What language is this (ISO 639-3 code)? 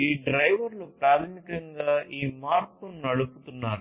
tel